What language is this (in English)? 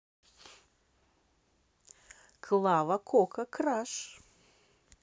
Russian